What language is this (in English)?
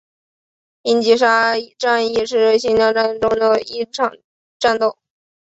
Chinese